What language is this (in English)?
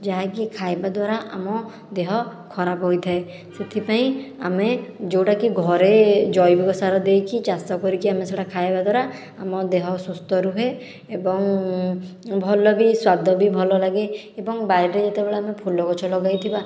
Odia